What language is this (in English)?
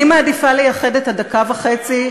Hebrew